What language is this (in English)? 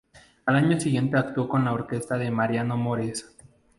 Spanish